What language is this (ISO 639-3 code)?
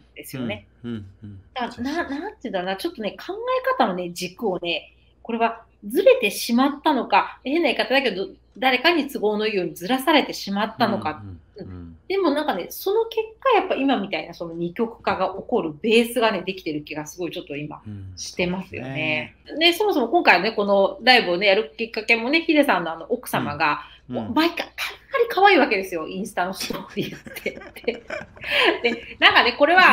jpn